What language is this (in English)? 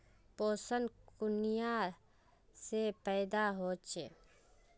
Magahi